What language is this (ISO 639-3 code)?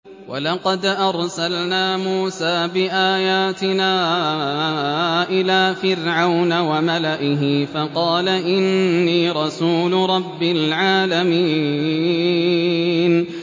ara